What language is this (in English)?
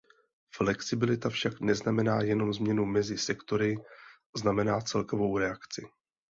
Czech